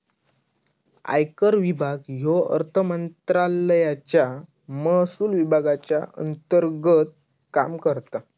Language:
Marathi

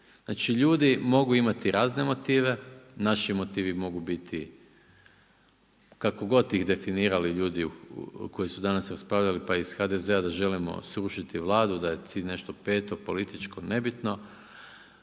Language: Croatian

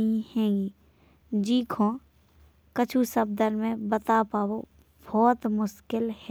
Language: Bundeli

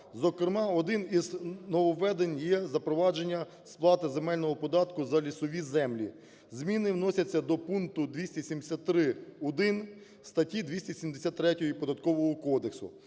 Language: Ukrainian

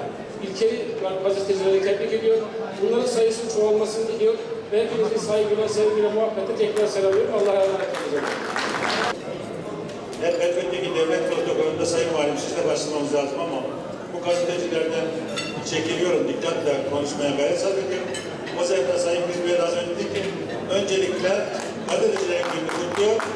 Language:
Turkish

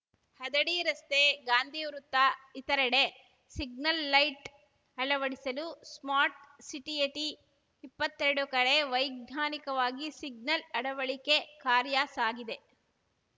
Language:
Kannada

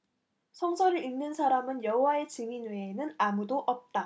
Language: Korean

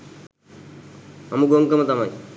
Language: Sinhala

